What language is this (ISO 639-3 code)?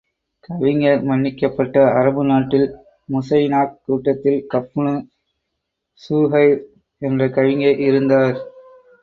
tam